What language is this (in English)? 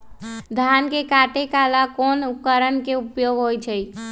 Magahi